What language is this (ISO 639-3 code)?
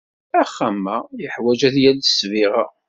kab